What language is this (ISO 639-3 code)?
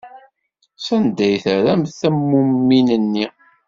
kab